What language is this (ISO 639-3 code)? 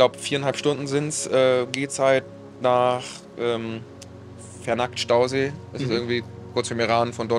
deu